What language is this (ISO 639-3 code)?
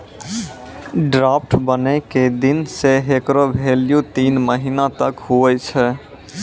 mai